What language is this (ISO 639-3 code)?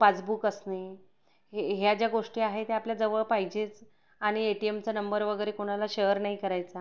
mar